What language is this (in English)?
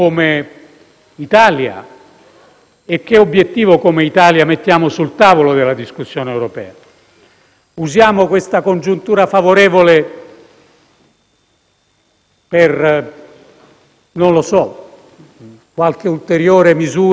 Italian